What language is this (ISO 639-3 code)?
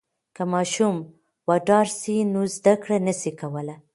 pus